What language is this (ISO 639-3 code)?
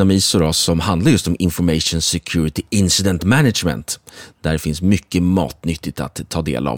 swe